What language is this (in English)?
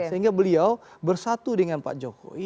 Indonesian